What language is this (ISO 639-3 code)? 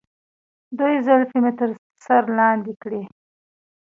pus